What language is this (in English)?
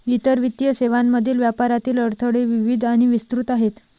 Marathi